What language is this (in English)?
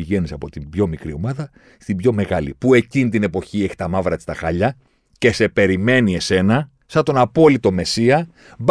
Greek